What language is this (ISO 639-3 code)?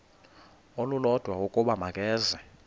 xho